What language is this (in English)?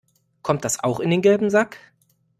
German